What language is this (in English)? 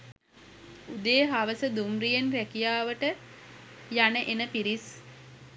Sinhala